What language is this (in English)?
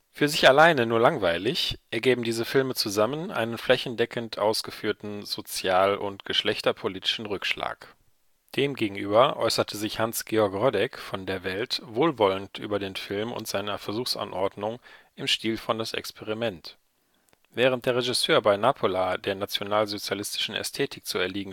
German